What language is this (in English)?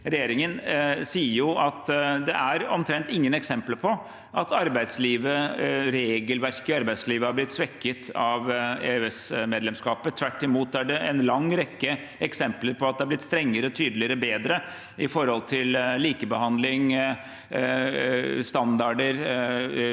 Norwegian